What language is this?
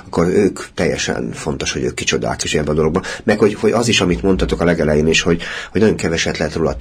Hungarian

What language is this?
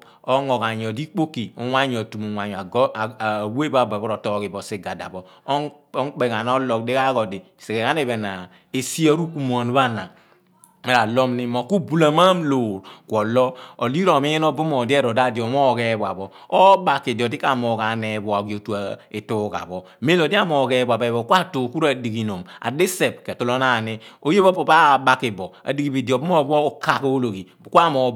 Abua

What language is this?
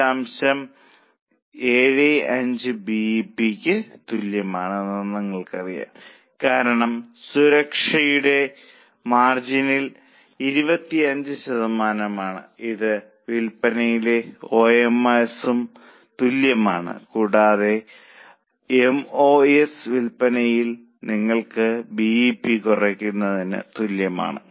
Malayalam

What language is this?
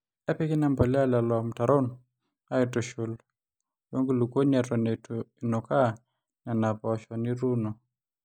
Masai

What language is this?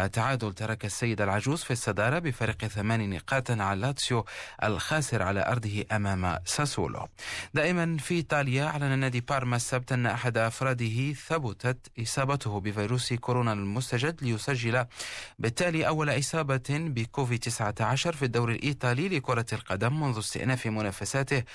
Arabic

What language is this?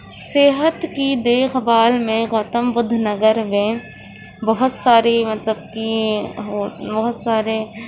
Urdu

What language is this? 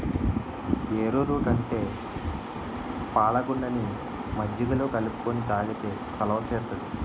Telugu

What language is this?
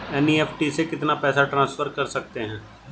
Hindi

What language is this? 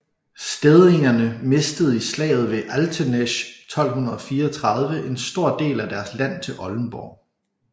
Danish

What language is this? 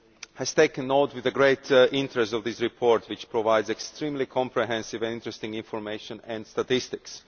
English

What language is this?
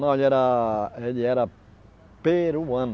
Portuguese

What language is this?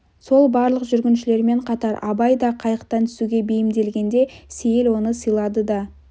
Kazakh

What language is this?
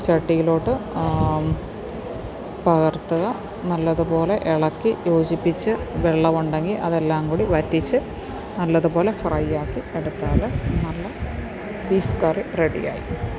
Malayalam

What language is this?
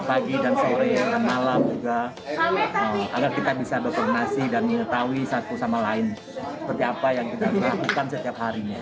Indonesian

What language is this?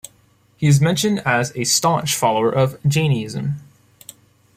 English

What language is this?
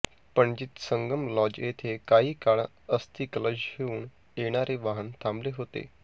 Marathi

